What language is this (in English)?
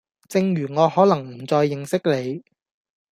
Cantonese